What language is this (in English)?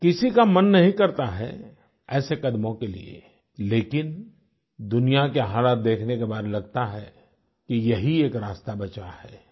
Hindi